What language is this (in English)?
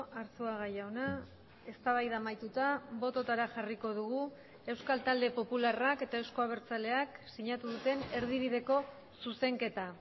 Basque